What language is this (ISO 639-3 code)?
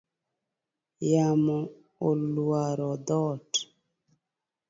luo